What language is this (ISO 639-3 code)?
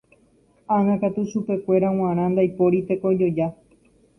grn